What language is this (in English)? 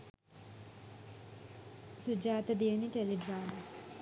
Sinhala